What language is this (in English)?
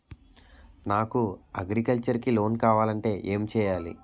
Telugu